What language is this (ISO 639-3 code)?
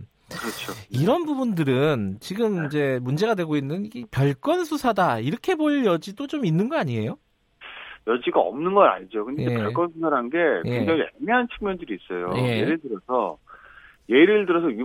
kor